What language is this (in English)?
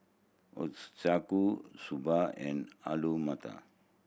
English